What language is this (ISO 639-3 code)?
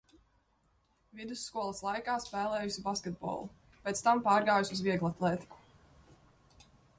lav